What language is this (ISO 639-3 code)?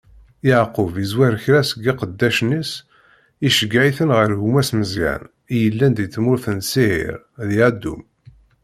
kab